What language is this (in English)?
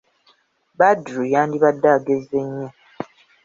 Ganda